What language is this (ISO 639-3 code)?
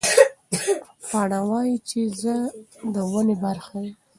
pus